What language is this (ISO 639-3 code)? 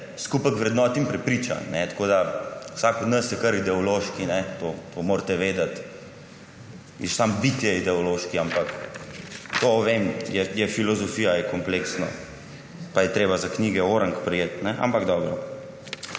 slv